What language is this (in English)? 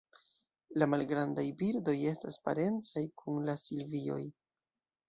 Esperanto